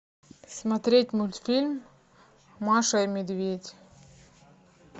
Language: Russian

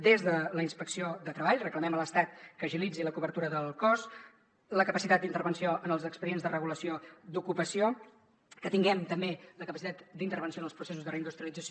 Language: Catalan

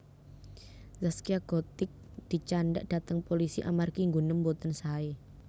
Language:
Javanese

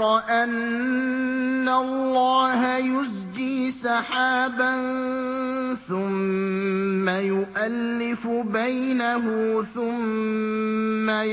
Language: Arabic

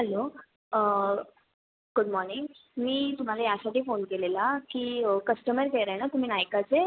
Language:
Marathi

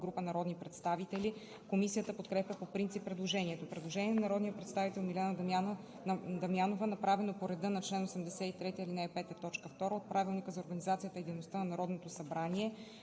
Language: Bulgarian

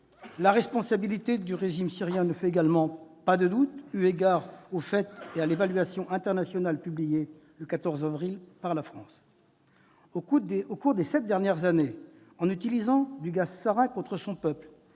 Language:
French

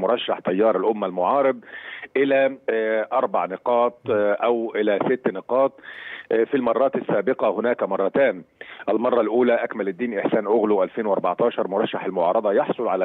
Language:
Arabic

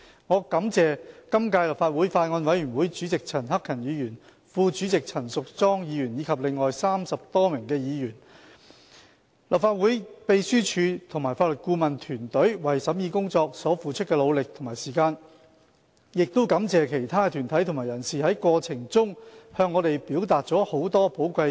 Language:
Cantonese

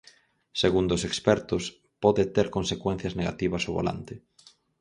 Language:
Galician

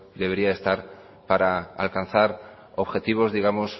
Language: Spanish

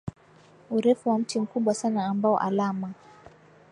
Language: Swahili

